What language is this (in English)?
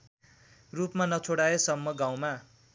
Nepali